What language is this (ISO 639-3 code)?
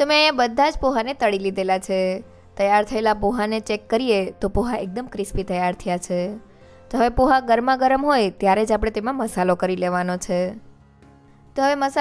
hin